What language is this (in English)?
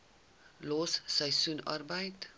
Afrikaans